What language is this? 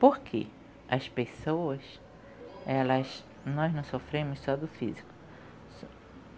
Portuguese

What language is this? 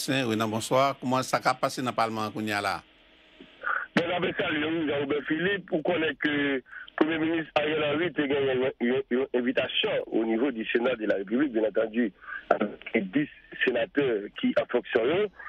French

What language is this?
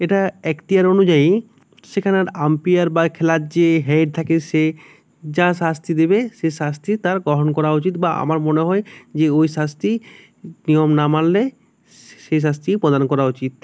Bangla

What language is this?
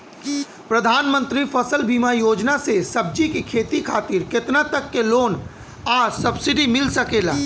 Bhojpuri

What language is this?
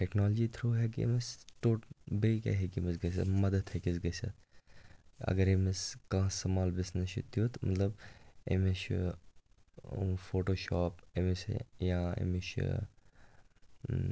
Kashmiri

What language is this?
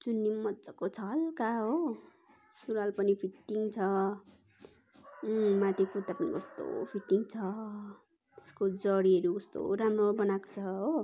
Nepali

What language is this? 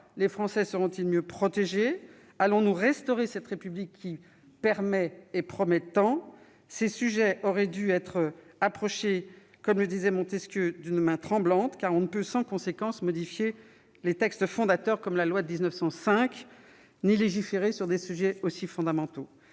French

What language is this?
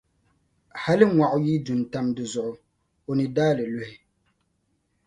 Dagbani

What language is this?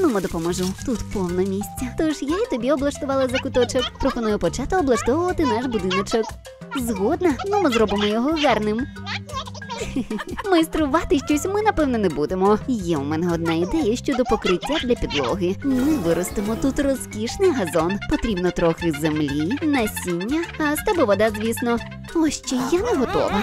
Ukrainian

